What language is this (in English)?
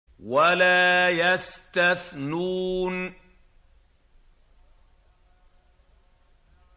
Arabic